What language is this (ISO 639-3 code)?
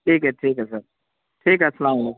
urd